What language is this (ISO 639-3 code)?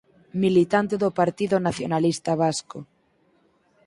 glg